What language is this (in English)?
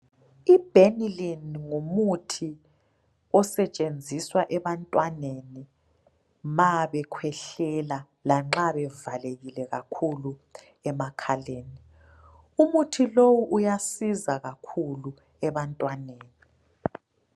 North Ndebele